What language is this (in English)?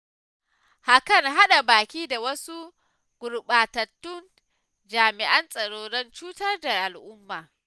Hausa